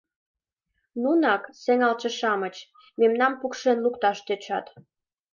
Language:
Mari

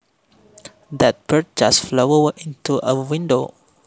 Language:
Javanese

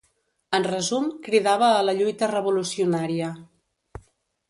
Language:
Catalan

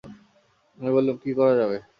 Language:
Bangla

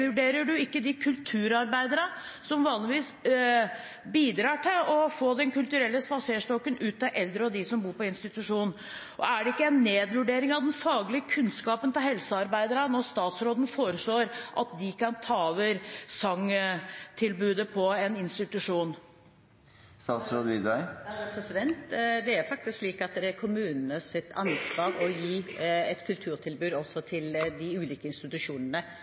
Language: Norwegian Bokmål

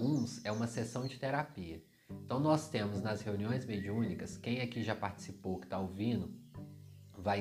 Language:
Portuguese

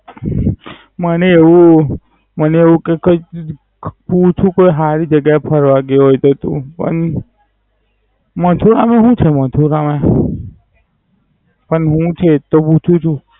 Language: Gujarati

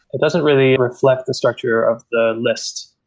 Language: English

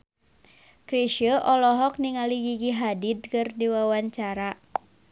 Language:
Sundanese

